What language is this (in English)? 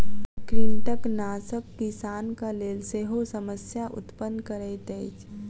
Maithili